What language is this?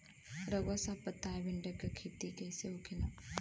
Bhojpuri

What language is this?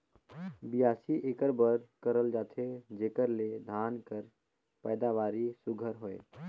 Chhattisgarhi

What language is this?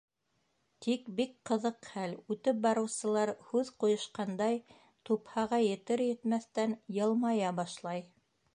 Bashkir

